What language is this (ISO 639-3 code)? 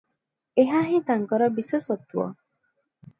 ori